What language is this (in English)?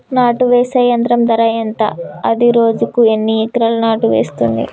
Telugu